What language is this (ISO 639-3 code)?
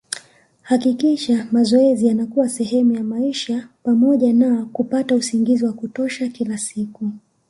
swa